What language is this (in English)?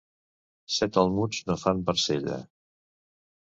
Catalan